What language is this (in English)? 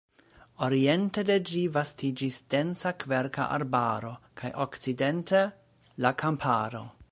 Esperanto